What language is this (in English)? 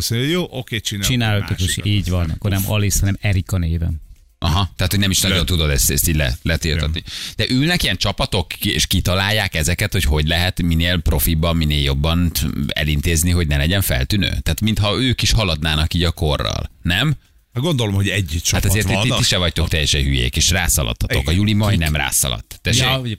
Hungarian